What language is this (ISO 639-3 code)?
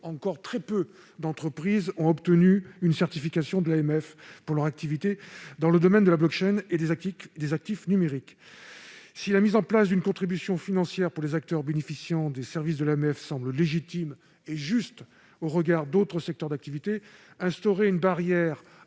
fra